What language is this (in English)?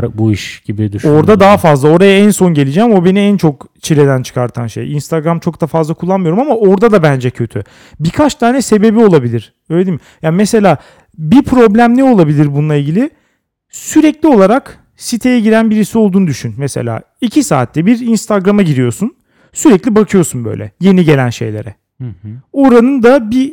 Turkish